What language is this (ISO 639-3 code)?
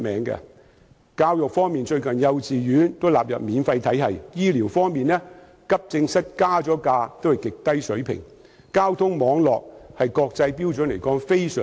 yue